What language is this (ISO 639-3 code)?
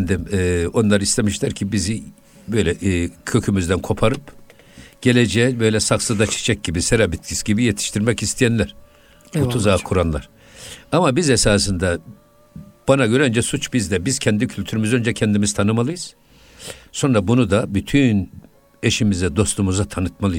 tur